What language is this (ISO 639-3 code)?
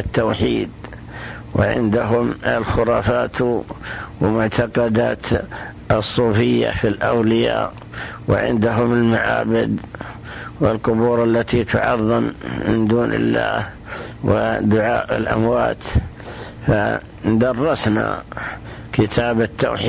ara